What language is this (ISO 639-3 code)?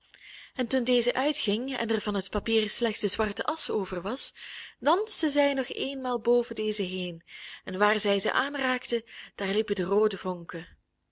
nld